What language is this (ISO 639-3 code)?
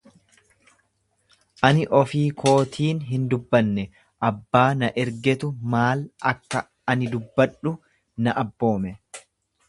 orm